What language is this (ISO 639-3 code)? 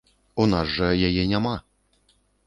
bel